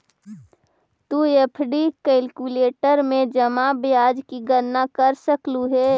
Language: Magahi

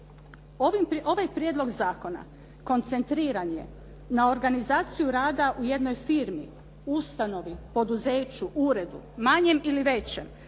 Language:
Croatian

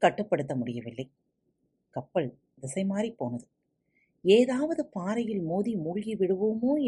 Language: Tamil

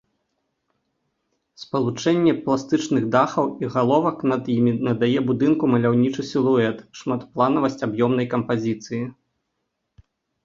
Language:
Belarusian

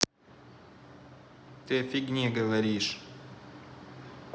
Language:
Russian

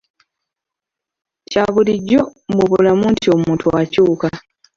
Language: Ganda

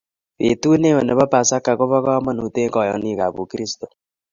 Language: Kalenjin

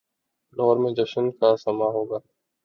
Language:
Urdu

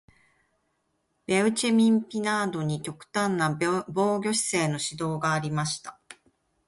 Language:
Japanese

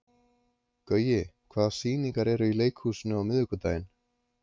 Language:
Icelandic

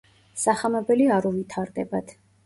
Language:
Georgian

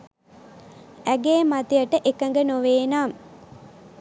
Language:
Sinhala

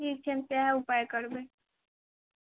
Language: Maithili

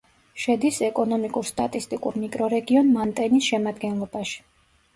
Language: Georgian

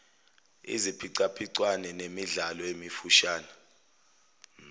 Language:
Zulu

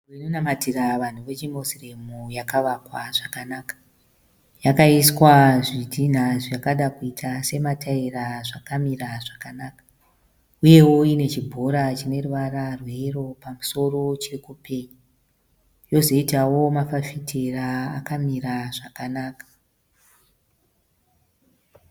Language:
Shona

